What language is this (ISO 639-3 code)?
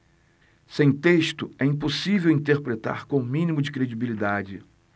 por